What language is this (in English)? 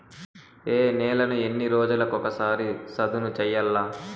Telugu